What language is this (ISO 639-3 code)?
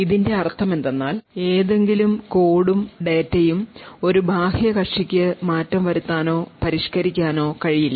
mal